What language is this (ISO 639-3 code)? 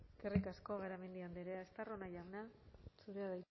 eus